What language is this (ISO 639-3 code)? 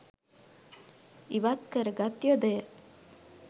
sin